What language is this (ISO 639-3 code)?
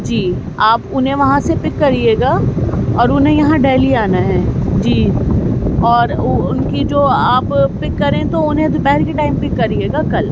urd